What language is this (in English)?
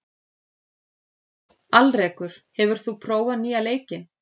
Icelandic